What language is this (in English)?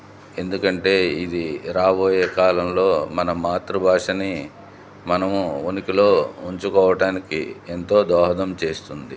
Telugu